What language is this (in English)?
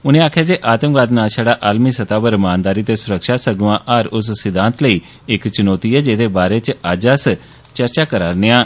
Dogri